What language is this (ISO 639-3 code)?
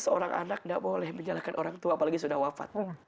ind